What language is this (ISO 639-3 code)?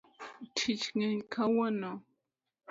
luo